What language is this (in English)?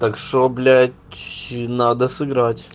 Russian